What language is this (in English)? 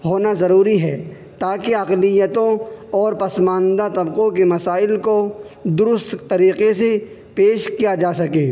Urdu